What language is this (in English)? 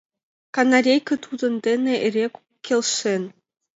Mari